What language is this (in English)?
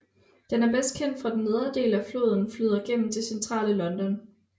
Danish